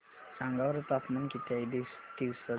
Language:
Marathi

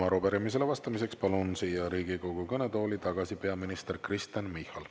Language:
Estonian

